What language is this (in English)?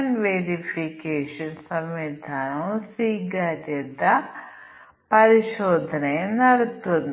Malayalam